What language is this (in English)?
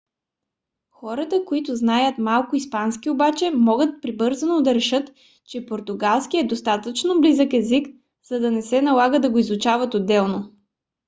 Bulgarian